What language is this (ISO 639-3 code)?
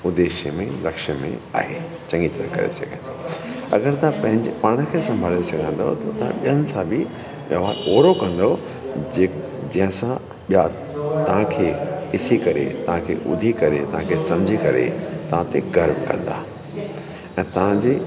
snd